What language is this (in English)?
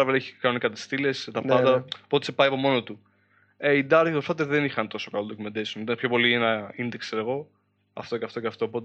Greek